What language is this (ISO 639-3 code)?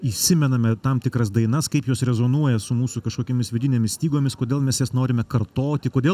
lit